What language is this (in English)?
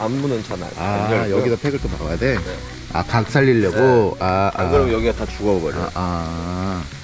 Korean